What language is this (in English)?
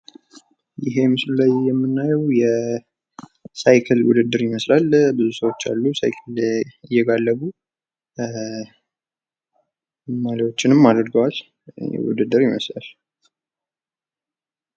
Amharic